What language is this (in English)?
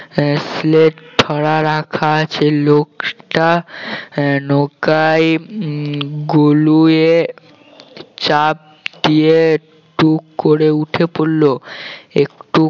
Bangla